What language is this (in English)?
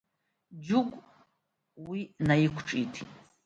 Abkhazian